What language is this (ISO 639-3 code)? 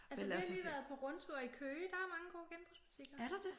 dan